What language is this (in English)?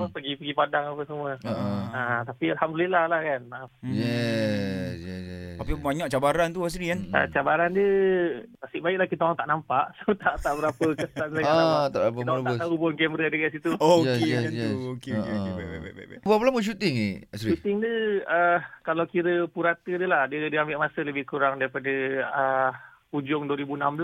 Malay